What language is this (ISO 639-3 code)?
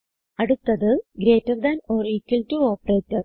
mal